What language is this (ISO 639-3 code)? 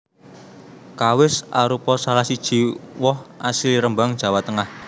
jav